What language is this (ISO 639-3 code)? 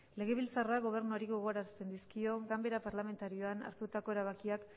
eus